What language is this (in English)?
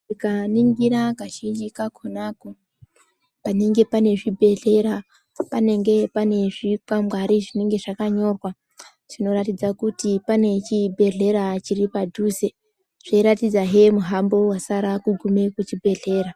Ndau